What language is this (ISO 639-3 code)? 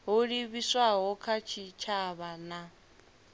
ven